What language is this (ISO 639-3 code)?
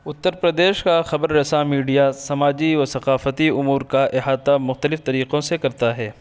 urd